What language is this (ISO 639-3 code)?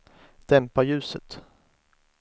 swe